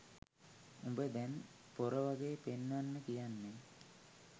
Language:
Sinhala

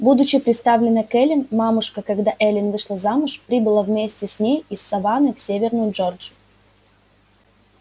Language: Russian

